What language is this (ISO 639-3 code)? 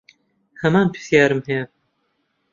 ckb